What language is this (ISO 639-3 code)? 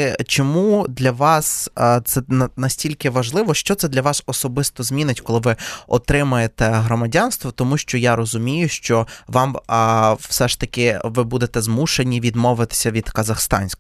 ukr